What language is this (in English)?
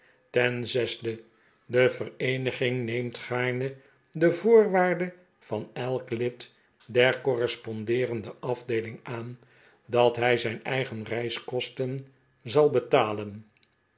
Dutch